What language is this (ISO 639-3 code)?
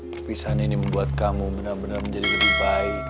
ind